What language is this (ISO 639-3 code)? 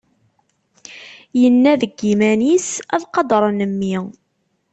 kab